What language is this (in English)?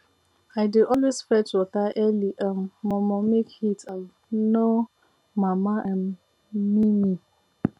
Nigerian Pidgin